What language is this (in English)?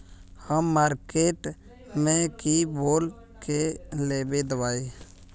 Magahi